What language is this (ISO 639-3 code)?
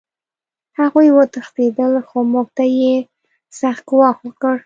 pus